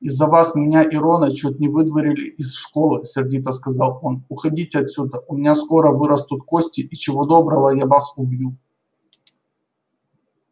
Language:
Russian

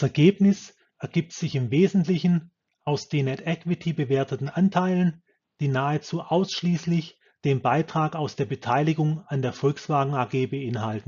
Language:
German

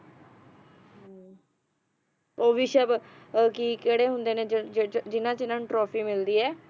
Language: Punjabi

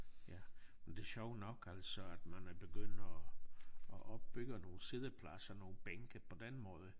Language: Danish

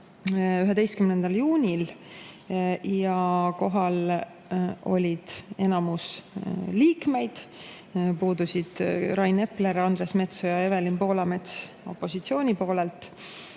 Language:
Estonian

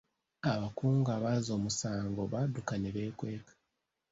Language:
Ganda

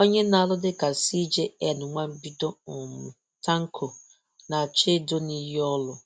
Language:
Igbo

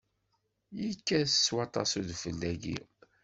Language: Kabyle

